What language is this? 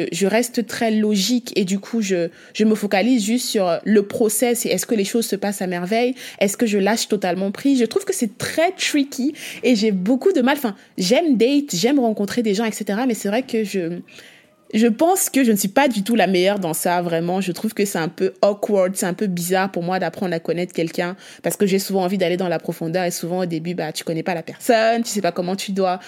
French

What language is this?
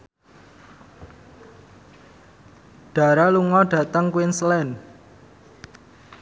Javanese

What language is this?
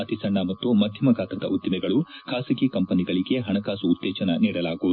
Kannada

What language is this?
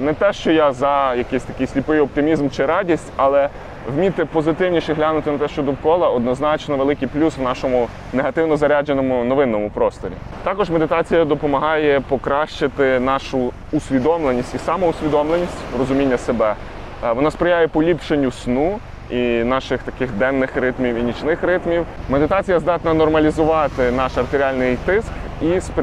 Ukrainian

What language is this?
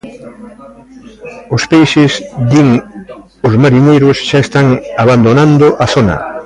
Galician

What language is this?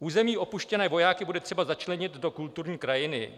Czech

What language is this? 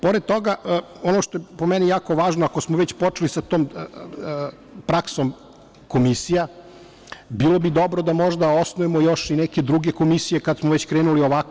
Serbian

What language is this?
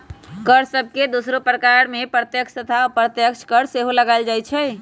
Magahi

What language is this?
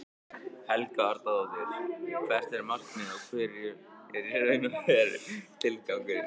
Icelandic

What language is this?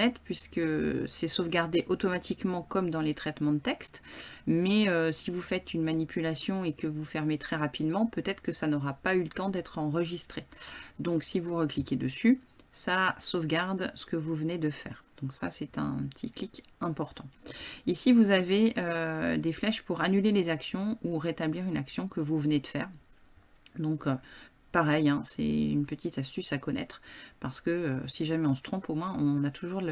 French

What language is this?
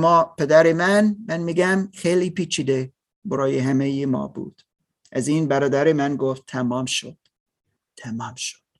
Persian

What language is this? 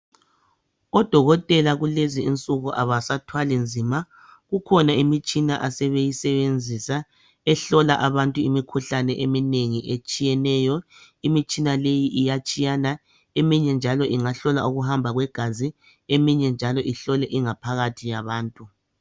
North Ndebele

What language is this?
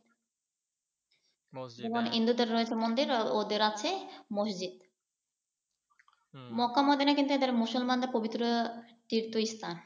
Bangla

